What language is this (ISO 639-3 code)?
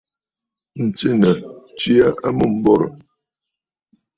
bfd